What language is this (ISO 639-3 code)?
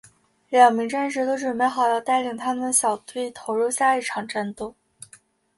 zho